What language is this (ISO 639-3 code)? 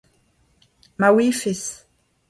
bre